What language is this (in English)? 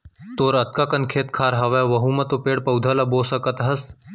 Chhattisgarhi